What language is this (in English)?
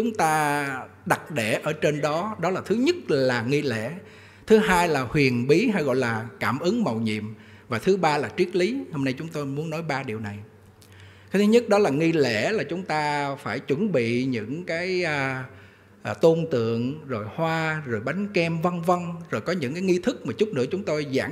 Vietnamese